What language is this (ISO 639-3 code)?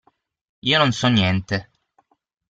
ita